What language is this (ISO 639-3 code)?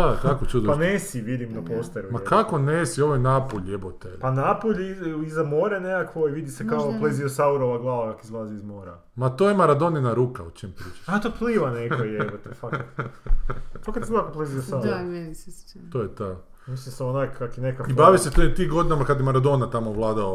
hrv